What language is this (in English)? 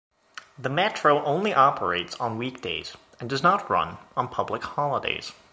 English